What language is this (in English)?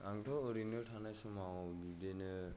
Bodo